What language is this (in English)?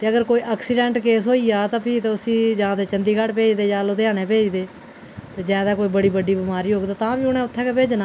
Dogri